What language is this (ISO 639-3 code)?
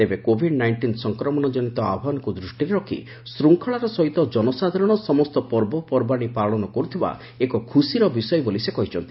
ori